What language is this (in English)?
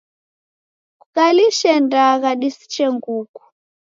Taita